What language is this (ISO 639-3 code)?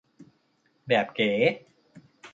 tha